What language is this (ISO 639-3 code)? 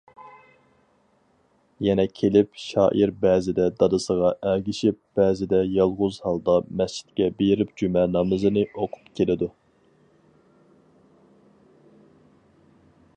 uig